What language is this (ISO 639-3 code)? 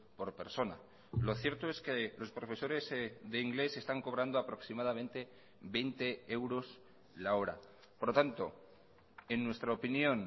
spa